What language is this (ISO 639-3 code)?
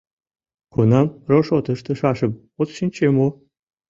chm